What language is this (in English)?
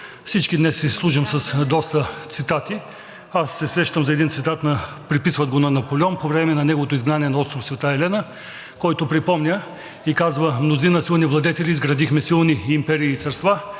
Bulgarian